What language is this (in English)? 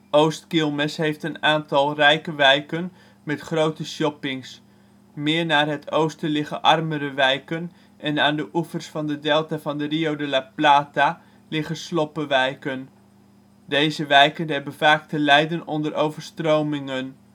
Dutch